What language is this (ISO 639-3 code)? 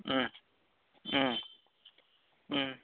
brx